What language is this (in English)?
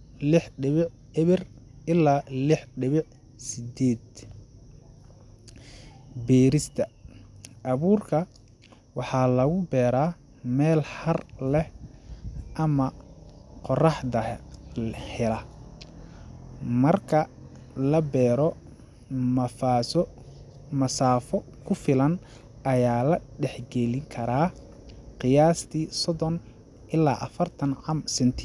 Somali